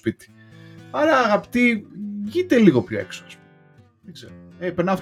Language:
Greek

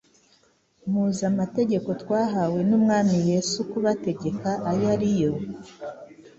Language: Kinyarwanda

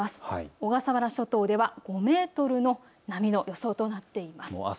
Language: Japanese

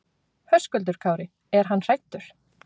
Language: Icelandic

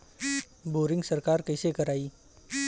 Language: Bhojpuri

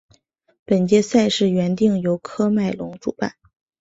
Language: Chinese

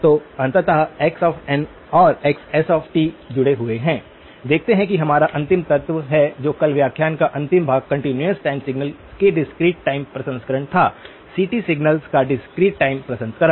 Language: Hindi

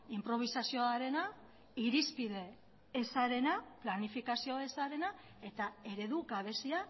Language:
Basque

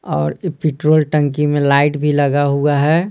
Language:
Hindi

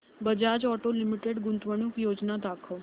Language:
Marathi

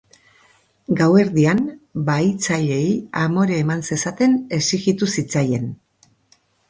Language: Basque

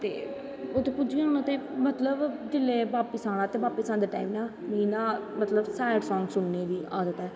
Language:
Dogri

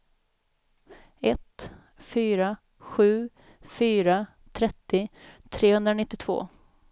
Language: Swedish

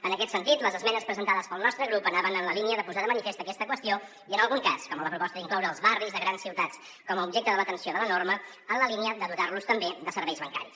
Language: Catalan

